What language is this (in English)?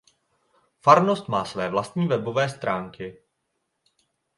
Czech